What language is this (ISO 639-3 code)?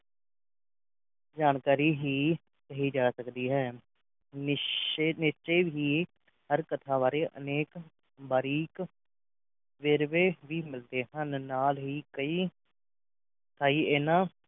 pan